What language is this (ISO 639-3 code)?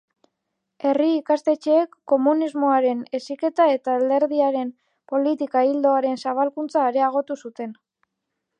eus